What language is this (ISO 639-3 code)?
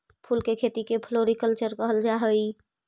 mag